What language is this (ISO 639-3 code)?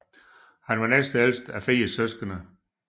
dan